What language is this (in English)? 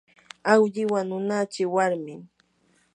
Yanahuanca Pasco Quechua